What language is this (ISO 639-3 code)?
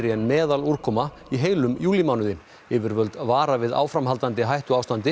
isl